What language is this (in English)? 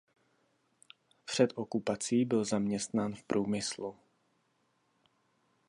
Czech